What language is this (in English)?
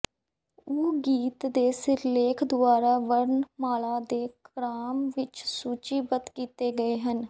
Punjabi